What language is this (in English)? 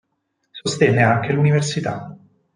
Italian